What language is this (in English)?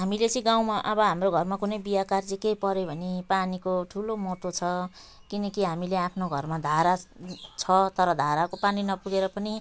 Nepali